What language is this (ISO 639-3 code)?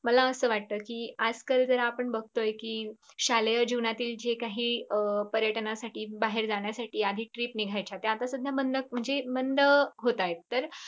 mar